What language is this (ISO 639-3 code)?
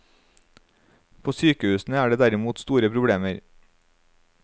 nor